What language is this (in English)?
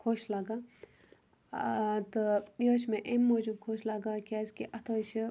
Kashmiri